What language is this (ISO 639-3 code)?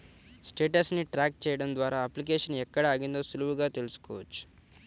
tel